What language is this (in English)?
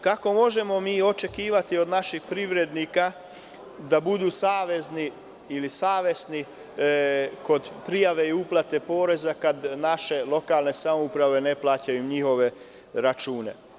Serbian